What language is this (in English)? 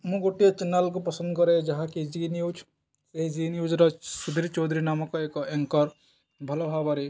Odia